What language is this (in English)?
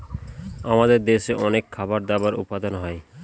Bangla